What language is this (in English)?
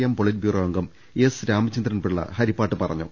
Malayalam